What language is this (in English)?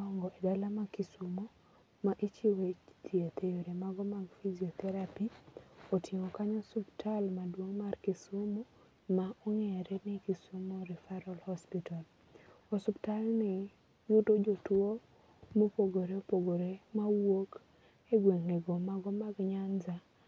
Luo (Kenya and Tanzania)